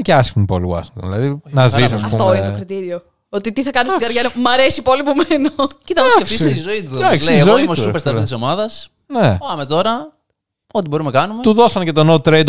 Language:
Greek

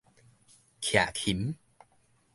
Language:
Min Nan Chinese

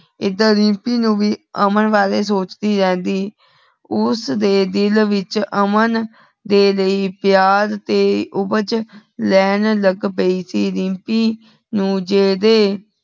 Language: Punjabi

